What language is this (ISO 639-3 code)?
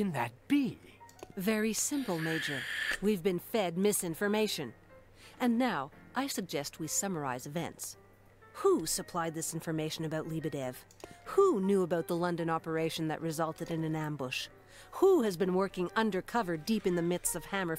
pol